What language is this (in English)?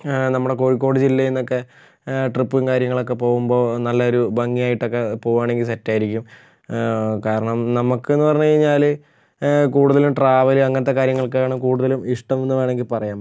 Malayalam